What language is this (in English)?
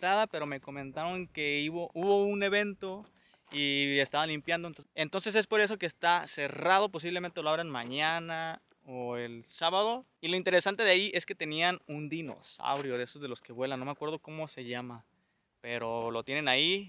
Spanish